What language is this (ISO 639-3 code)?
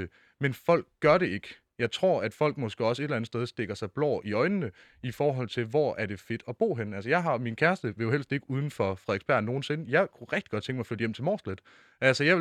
dan